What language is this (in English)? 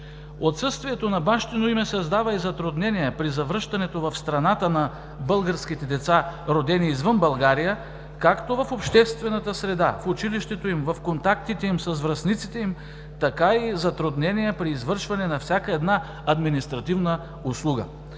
Bulgarian